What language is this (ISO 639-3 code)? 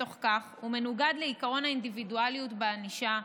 heb